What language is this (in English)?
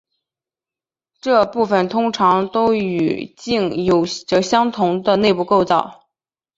Chinese